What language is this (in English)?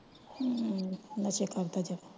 Punjabi